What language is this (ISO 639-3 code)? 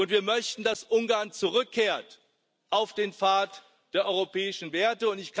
deu